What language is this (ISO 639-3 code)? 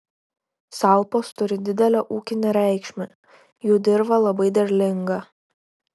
lit